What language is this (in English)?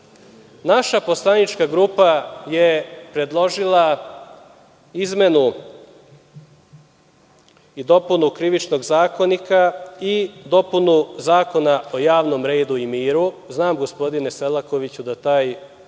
Serbian